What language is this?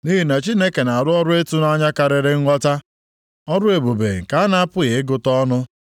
Igbo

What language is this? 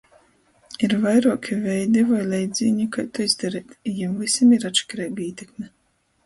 Latgalian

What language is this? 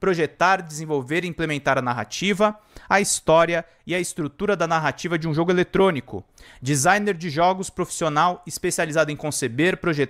Portuguese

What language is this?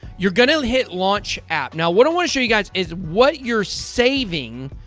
English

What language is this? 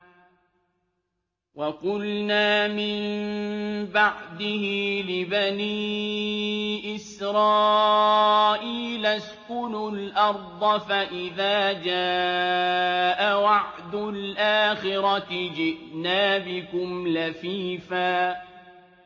Arabic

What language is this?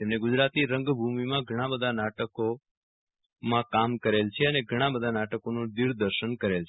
Gujarati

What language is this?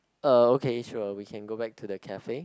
English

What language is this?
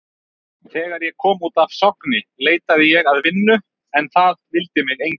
Icelandic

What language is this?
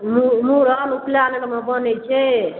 Maithili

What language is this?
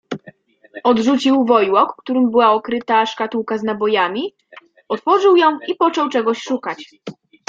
Polish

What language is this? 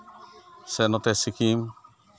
Santali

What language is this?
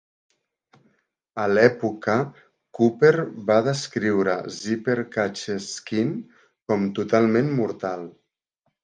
Catalan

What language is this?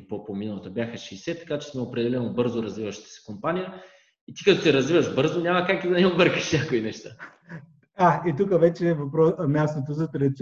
Bulgarian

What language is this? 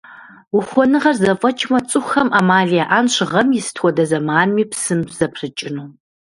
Kabardian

